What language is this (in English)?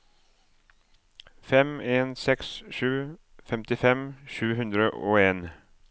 Norwegian